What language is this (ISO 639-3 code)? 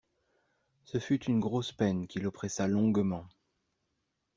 fra